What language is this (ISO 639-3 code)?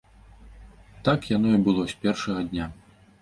bel